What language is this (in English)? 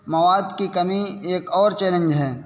Urdu